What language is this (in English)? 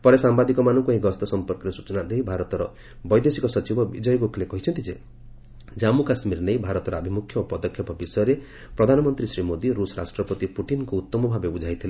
Odia